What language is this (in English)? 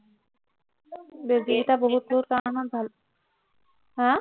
Assamese